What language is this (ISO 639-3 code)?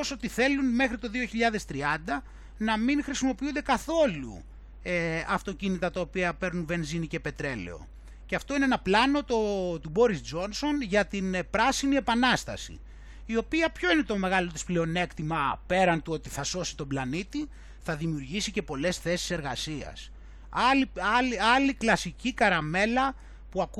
ell